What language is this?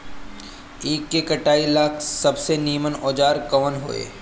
Bhojpuri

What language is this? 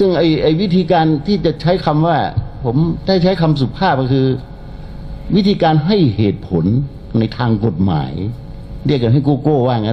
Thai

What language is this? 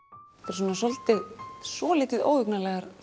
Icelandic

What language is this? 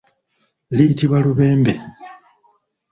Ganda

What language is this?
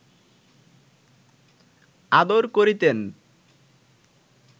Bangla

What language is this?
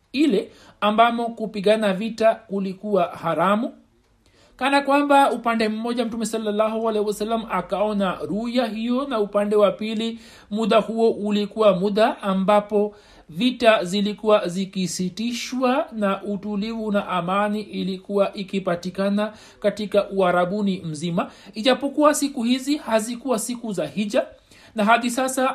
Swahili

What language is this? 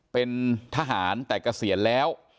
Thai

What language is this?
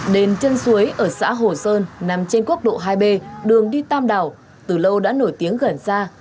Vietnamese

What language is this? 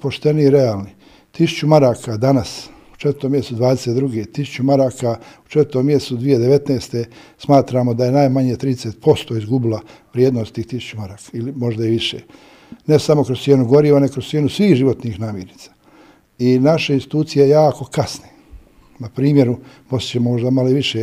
Croatian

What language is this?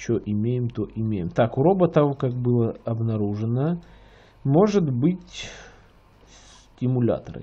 Russian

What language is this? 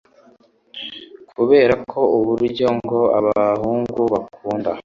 Kinyarwanda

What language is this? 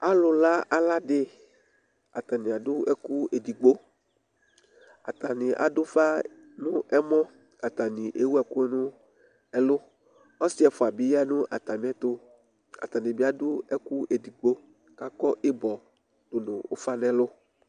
Ikposo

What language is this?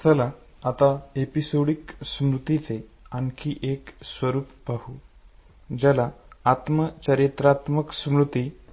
Marathi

